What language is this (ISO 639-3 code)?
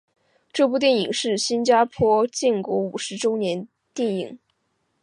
zho